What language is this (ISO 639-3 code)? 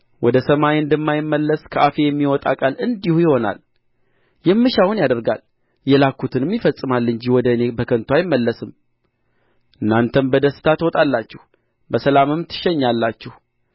amh